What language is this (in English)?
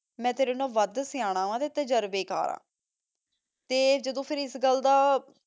Punjabi